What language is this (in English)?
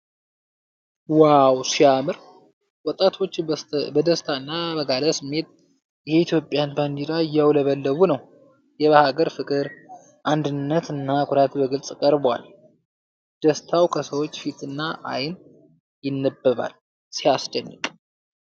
Amharic